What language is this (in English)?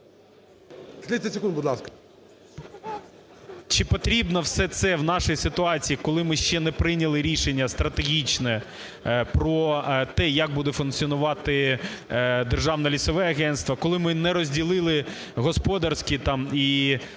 Ukrainian